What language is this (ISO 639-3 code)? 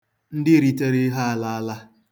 ibo